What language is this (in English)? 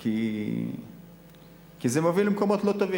Hebrew